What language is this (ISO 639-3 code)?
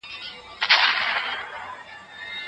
pus